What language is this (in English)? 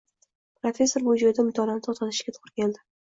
Uzbek